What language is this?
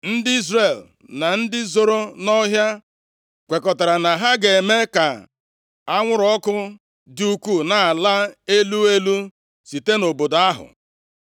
Igbo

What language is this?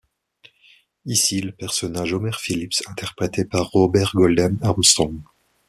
French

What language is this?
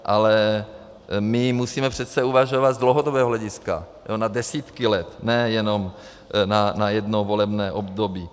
Czech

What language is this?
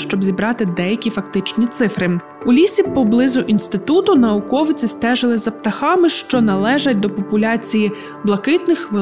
Ukrainian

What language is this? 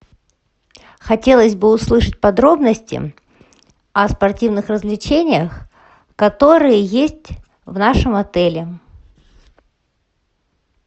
Russian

